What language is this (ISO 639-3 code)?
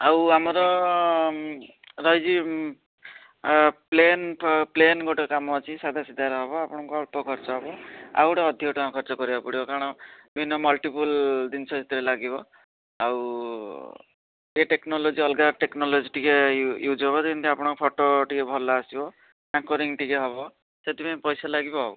ori